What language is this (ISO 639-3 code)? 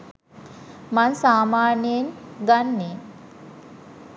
sin